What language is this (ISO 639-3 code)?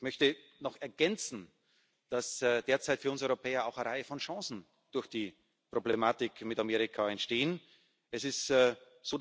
deu